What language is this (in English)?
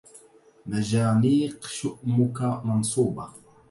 Arabic